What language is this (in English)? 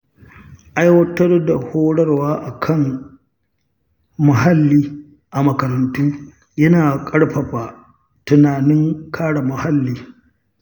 Hausa